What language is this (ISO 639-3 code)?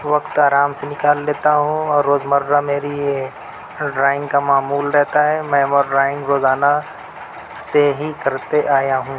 urd